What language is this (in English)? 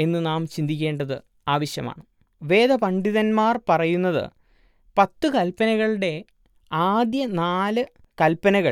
Malayalam